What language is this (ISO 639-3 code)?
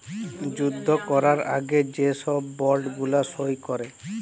ben